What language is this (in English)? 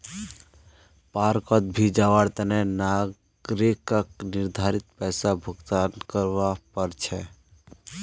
Magahi